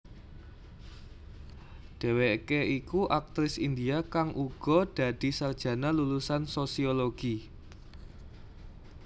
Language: Javanese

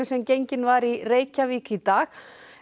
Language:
Icelandic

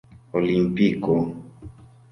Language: Esperanto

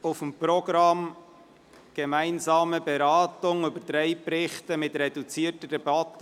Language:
Swiss German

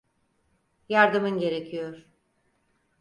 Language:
Turkish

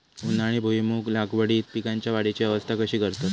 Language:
Marathi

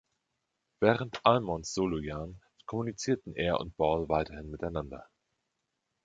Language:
German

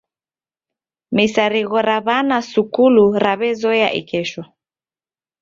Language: Taita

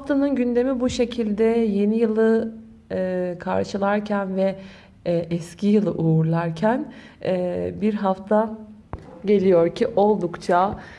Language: Turkish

